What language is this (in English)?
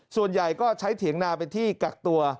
Thai